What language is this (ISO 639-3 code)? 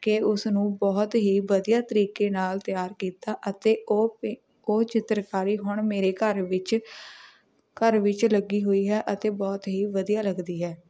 pan